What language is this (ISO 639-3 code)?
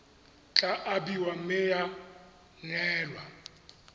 tsn